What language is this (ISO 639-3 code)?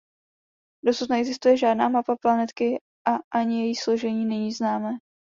ces